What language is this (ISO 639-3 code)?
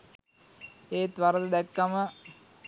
sin